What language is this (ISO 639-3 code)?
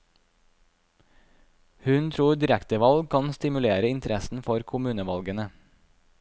nor